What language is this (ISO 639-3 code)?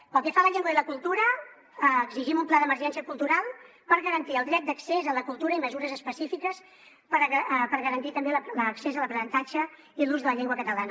cat